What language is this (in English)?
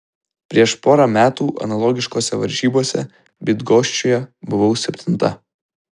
Lithuanian